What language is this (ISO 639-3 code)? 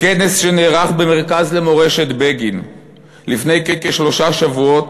heb